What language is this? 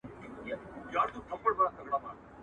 Pashto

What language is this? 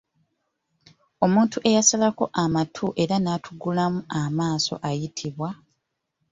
Ganda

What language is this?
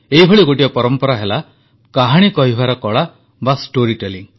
Odia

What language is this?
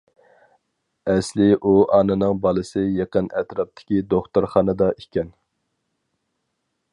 Uyghur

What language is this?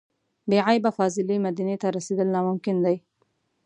Pashto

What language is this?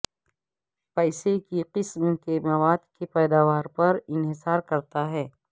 Urdu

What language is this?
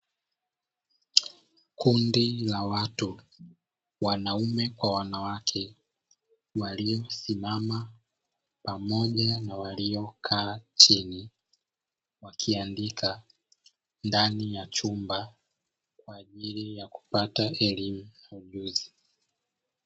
Swahili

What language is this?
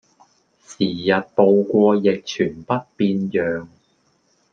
Cantonese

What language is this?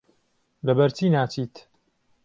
Central Kurdish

